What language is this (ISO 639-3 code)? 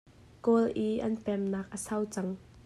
cnh